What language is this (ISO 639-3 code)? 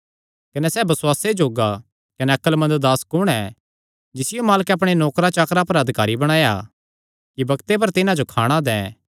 xnr